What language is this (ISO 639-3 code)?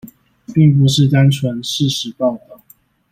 zho